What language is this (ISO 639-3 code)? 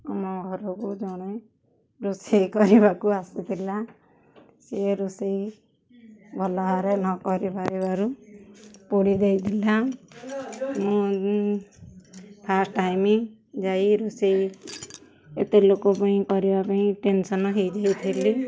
ori